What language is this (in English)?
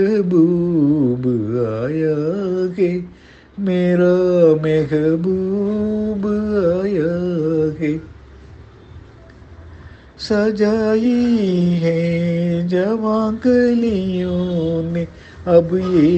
Tamil